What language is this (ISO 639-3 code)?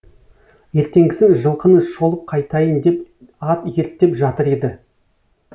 kaz